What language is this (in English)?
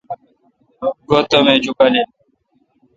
Kalkoti